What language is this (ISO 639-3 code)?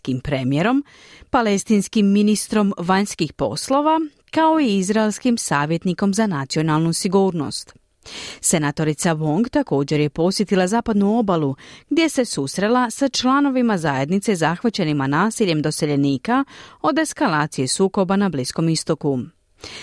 hrv